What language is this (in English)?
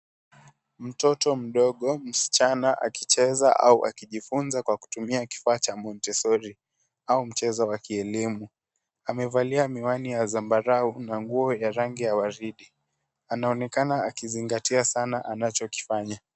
Swahili